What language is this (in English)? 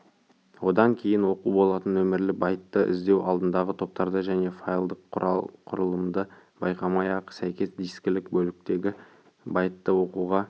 Kazakh